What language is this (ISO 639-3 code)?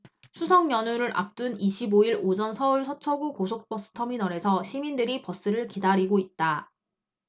kor